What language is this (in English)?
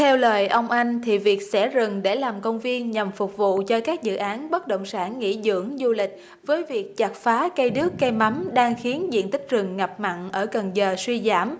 Vietnamese